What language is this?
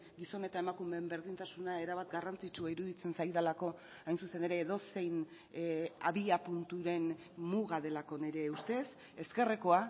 Basque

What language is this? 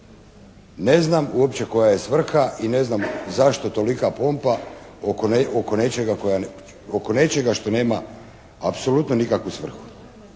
Croatian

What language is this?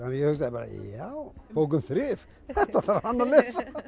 Icelandic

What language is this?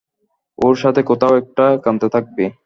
Bangla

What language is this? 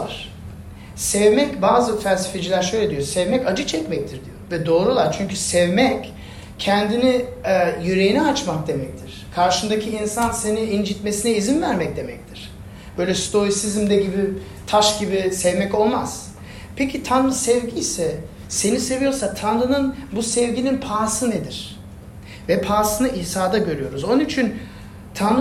Turkish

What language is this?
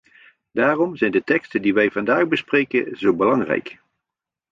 Dutch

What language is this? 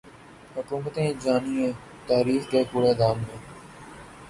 Urdu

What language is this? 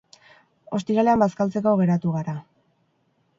Basque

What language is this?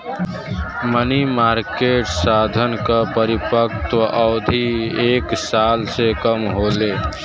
Bhojpuri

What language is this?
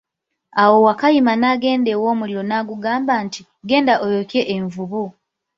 Ganda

